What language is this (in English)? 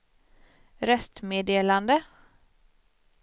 Swedish